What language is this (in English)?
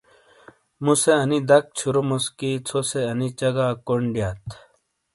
Shina